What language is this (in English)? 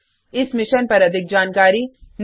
Hindi